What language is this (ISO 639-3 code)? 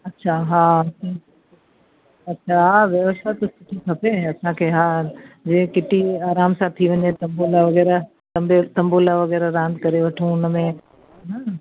snd